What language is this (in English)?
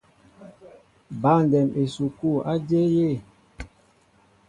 Mbo (Cameroon)